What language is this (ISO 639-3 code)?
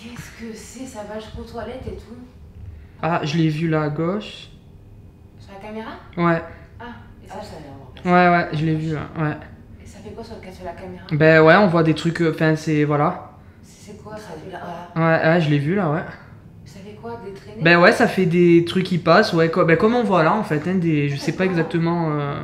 fra